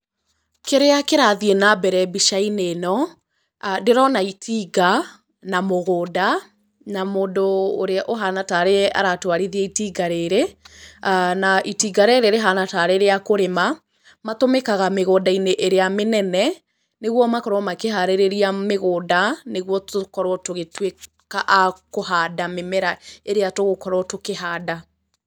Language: Kikuyu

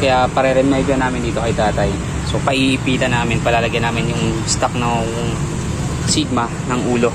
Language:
Filipino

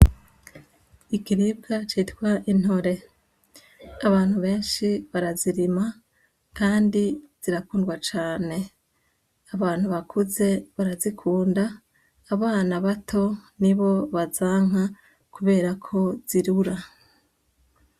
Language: Rundi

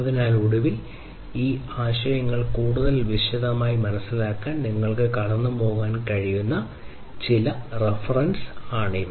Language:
Malayalam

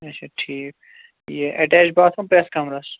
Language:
Kashmiri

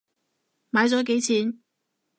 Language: Cantonese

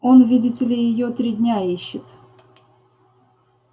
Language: Russian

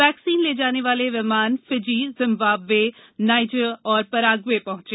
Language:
Hindi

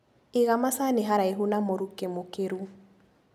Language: Kikuyu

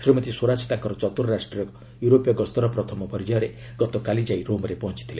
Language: Odia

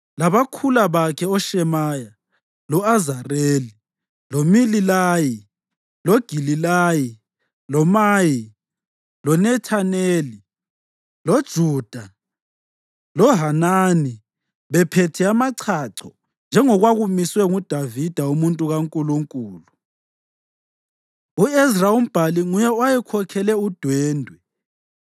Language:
North Ndebele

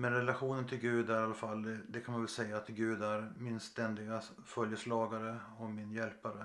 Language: Swedish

